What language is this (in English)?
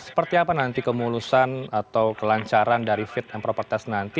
Indonesian